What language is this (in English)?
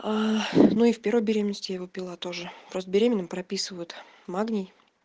Russian